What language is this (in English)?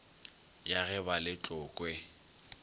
Northern Sotho